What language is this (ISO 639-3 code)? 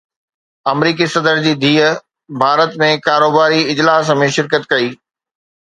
snd